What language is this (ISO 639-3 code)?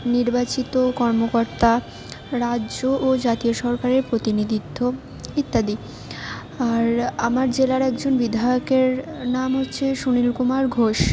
ben